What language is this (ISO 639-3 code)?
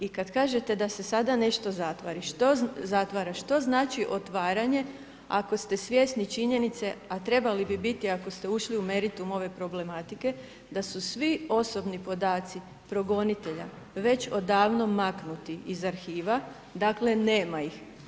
hrv